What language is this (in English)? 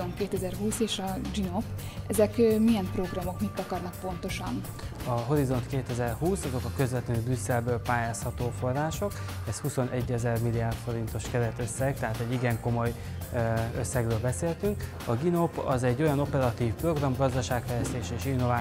Hungarian